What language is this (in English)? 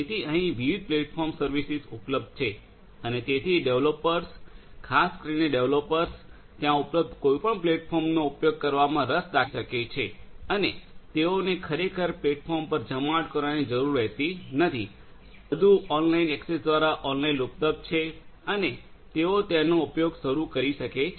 Gujarati